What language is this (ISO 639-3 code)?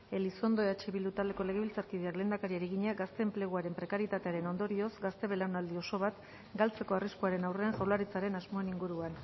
eus